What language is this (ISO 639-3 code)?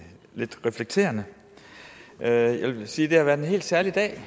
dan